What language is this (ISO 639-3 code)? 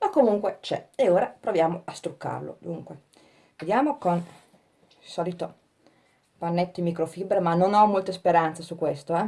ita